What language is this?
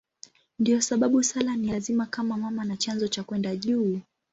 Swahili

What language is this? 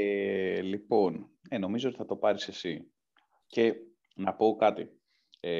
Greek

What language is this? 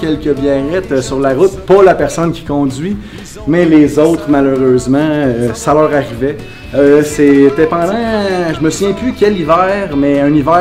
French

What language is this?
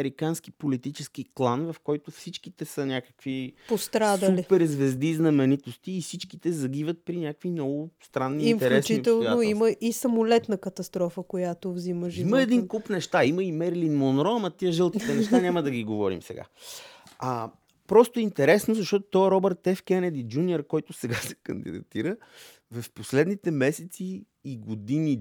Bulgarian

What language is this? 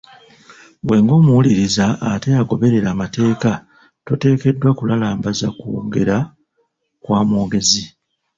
Ganda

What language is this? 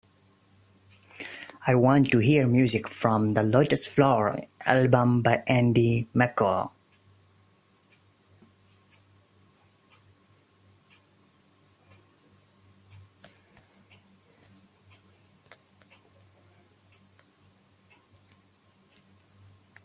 English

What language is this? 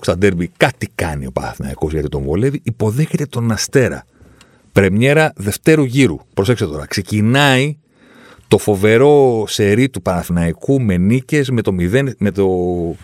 Greek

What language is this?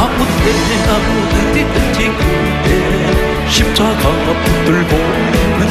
Korean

